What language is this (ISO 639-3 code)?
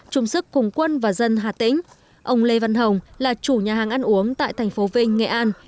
vie